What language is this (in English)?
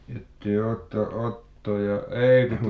Finnish